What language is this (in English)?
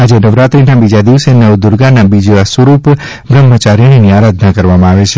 Gujarati